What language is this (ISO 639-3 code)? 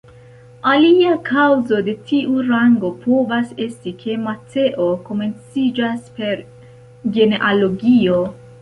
epo